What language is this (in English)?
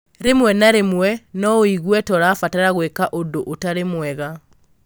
Kikuyu